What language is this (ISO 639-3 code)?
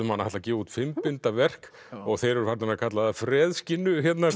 isl